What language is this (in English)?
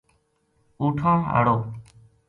Gujari